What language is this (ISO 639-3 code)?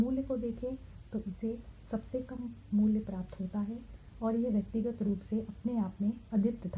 hin